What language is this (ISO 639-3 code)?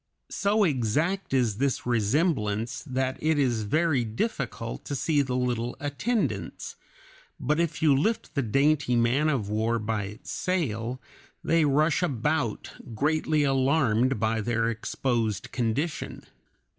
eng